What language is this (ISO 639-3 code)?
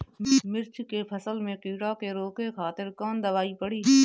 bho